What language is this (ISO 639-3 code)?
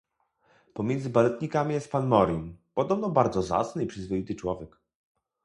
pol